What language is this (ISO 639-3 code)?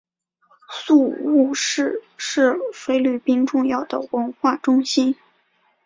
zho